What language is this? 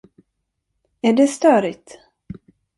Swedish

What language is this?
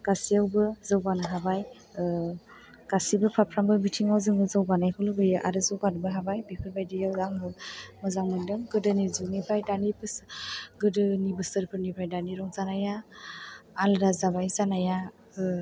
Bodo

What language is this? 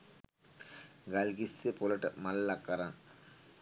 Sinhala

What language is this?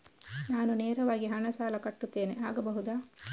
Kannada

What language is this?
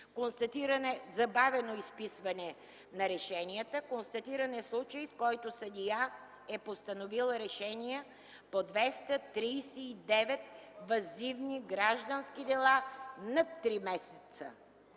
Bulgarian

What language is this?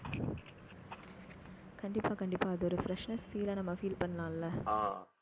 Tamil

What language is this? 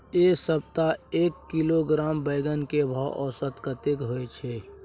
Maithili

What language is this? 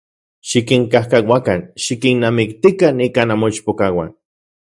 Central Puebla Nahuatl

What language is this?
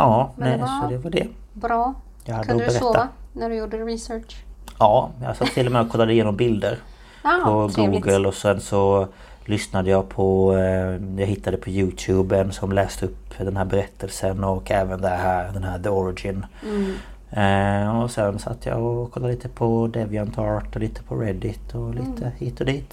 Swedish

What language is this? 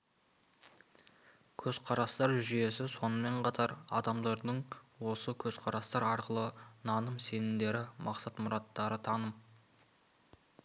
Kazakh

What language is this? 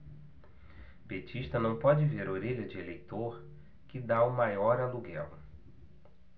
Portuguese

